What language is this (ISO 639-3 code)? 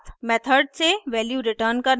hin